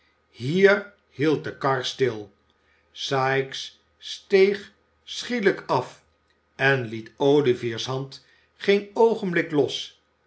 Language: Dutch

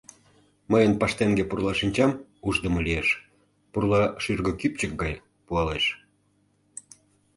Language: Mari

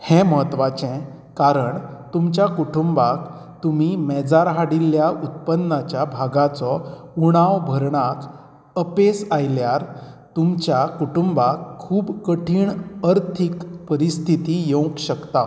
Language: Konkani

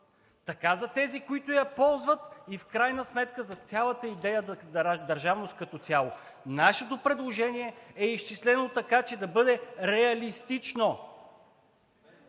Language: Bulgarian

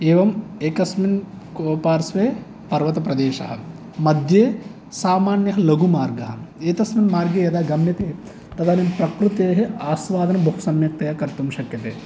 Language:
Sanskrit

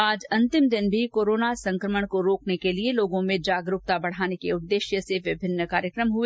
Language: Hindi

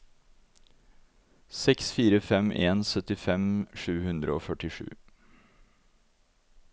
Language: Norwegian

